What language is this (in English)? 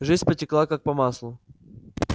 Russian